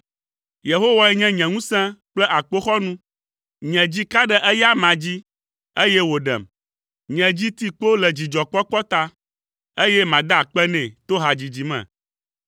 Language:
Ewe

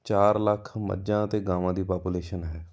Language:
Punjabi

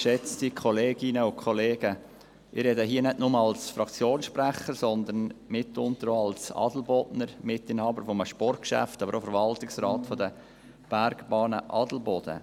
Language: Swiss German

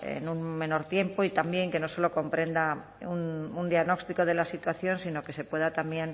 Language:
Spanish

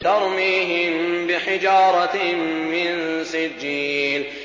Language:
Arabic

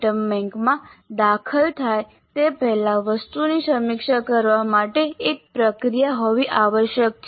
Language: Gujarati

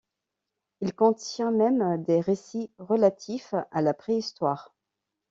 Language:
French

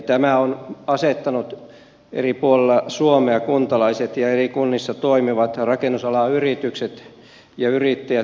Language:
Finnish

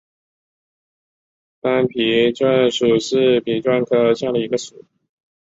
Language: Chinese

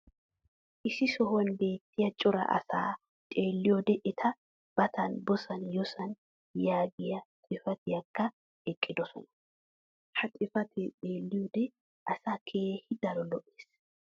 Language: Wolaytta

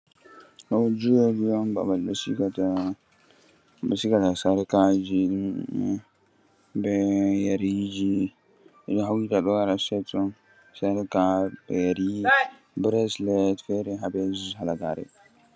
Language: Fula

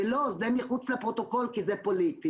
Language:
Hebrew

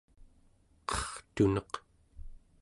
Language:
Central Yupik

